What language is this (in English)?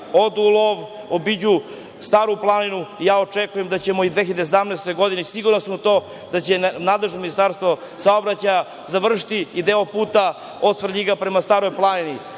Serbian